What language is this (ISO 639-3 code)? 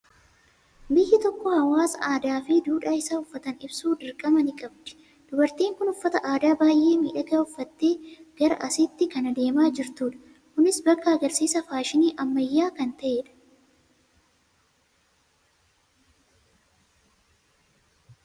orm